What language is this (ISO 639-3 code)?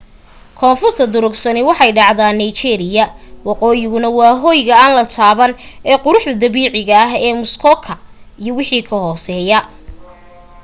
som